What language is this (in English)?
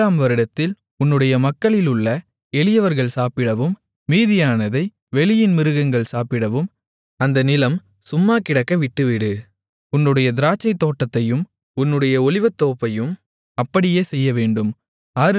Tamil